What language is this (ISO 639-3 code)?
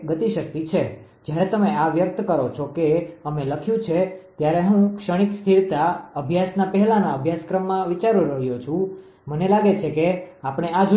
guj